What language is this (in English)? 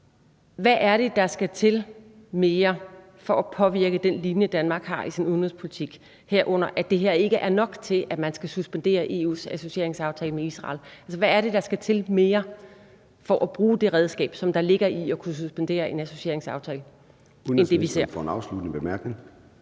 Danish